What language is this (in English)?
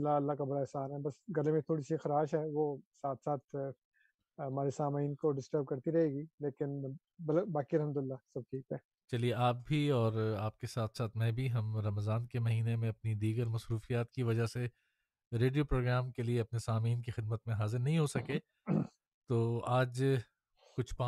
Urdu